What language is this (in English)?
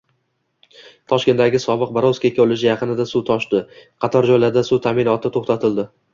Uzbek